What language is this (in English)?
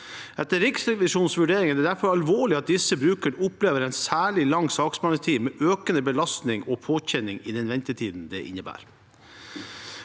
Norwegian